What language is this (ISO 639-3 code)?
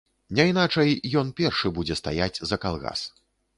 bel